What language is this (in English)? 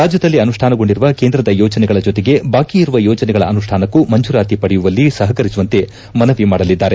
Kannada